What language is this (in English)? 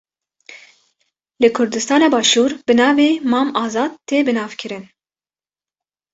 Kurdish